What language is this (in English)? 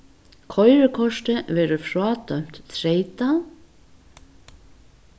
Faroese